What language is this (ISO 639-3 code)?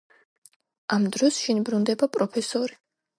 kat